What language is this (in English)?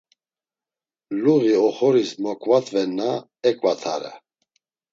Laz